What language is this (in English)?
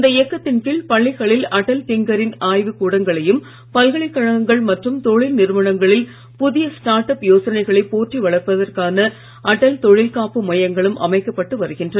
Tamil